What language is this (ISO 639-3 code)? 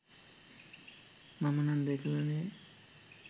sin